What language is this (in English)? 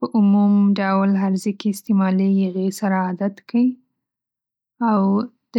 Pashto